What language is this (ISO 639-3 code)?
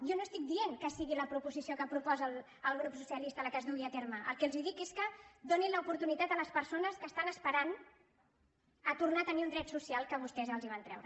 cat